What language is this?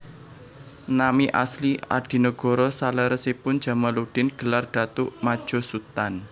Javanese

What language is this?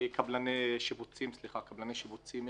Hebrew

